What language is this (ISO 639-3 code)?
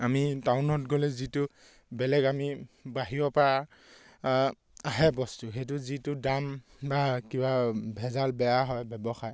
asm